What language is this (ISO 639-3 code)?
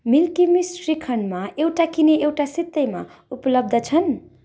nep